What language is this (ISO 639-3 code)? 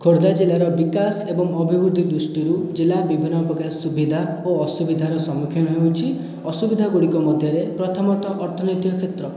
ori